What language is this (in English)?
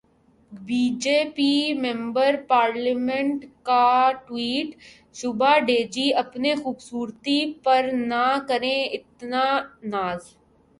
Urdu